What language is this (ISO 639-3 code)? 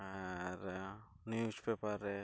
sat